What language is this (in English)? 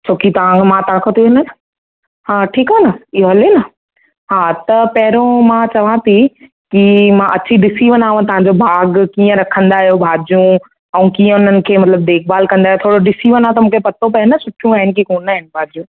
Sindhi